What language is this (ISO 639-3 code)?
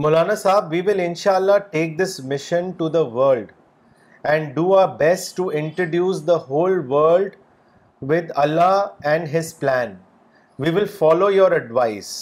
urd